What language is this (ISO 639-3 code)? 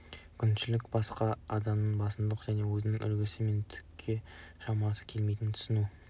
kaz